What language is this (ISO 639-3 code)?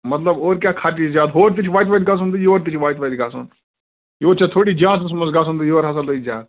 kas